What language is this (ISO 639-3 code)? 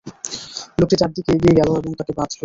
ben